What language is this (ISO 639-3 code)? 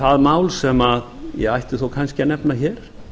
isl